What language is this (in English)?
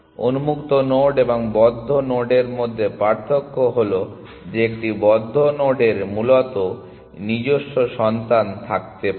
Bangla